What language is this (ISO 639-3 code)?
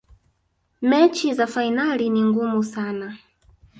swa